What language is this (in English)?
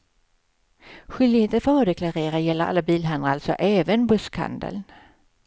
Swedish